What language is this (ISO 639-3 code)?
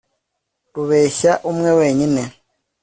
kin